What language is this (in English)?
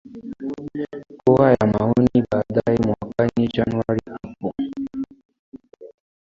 Swahili